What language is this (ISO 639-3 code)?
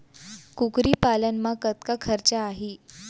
hne